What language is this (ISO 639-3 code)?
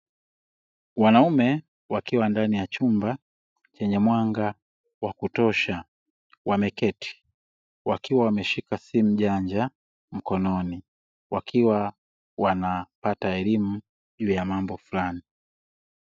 swa